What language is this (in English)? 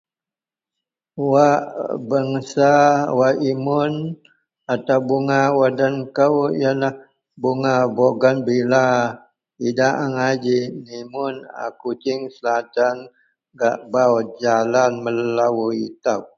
Central Melanau